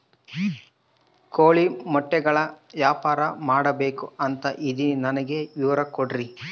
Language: Kannada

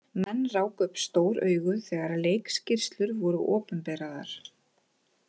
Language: Icelandic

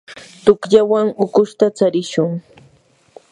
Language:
Yanahuanca Pasco Quechua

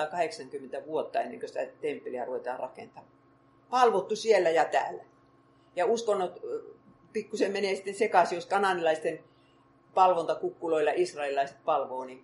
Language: Finnish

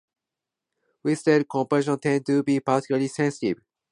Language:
English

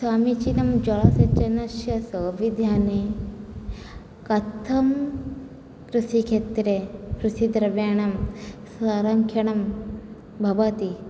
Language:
Sanskrit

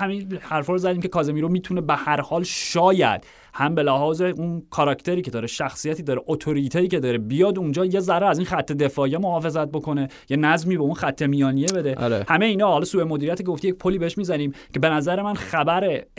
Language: Persian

